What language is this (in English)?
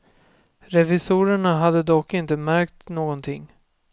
Swedish